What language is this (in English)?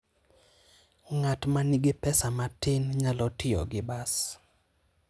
Luo (Kenya and Tanzania)